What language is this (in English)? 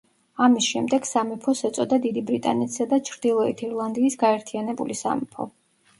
Georgian